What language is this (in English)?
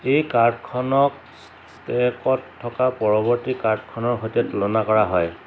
Assamese